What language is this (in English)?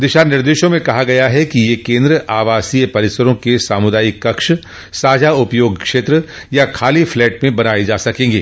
Hindi